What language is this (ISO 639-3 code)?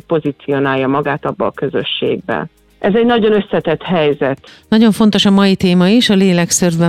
hun